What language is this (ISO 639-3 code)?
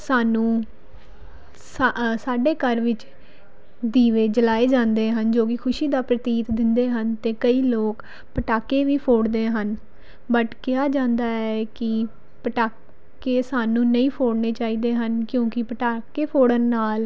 pan